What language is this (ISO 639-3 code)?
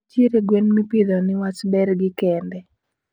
luo